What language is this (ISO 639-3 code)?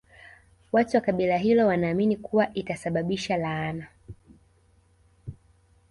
swa